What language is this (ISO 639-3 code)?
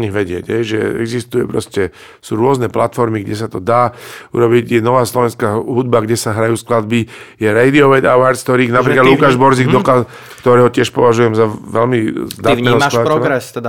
slk